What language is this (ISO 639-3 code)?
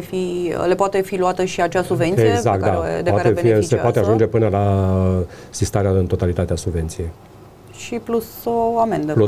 ron